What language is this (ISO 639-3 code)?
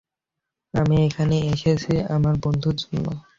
ben